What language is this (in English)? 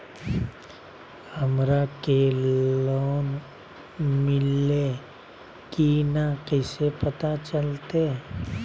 Magahi